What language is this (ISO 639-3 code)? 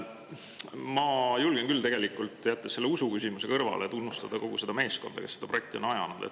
est